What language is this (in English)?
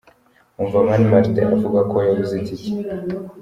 Kinyarwanda